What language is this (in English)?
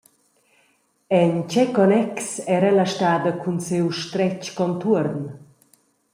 Romansh